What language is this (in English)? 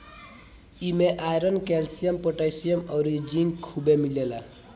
Bhojpuri